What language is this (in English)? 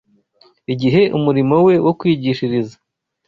Kinyarwanda